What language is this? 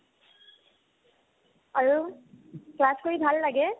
Assamese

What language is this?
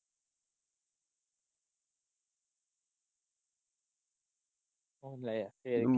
Punjabi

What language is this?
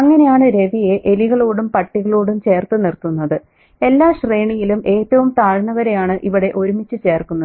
Malayalam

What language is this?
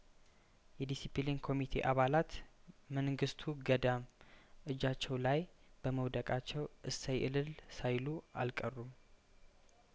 Amharic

